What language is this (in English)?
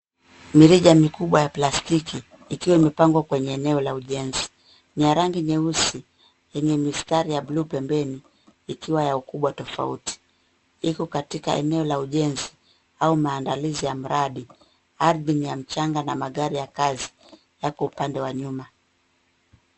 Swahili